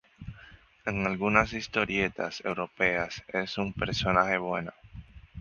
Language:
Spanish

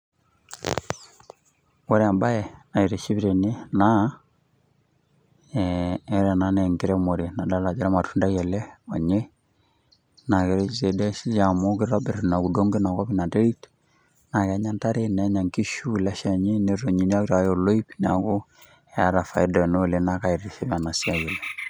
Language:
Masai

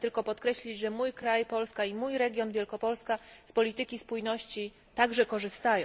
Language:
Polish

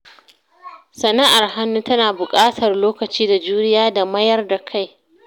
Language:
Hausa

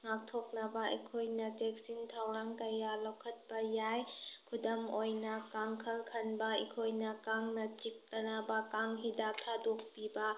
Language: Manipuri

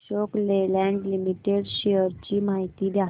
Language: Marathi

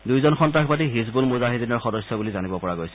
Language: Assamese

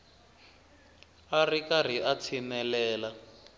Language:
Tsonga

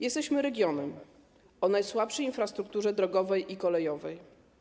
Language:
Polish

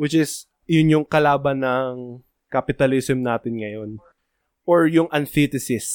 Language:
Filipino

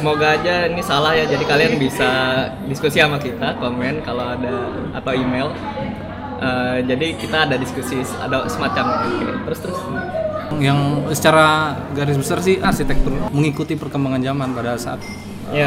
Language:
Indonesian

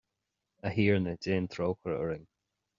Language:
Irish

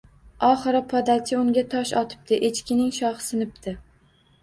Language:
Uzbek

